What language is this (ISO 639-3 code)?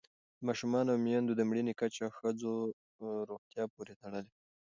pus